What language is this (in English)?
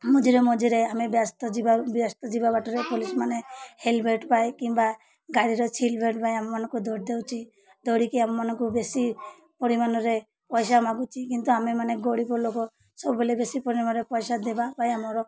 Odia